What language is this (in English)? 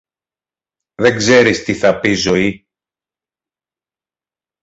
Greek